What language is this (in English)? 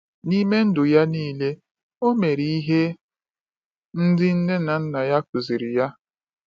Igbo